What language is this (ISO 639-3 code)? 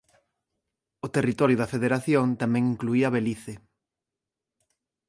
glg